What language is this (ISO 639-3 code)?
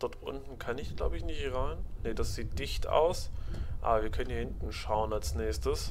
deu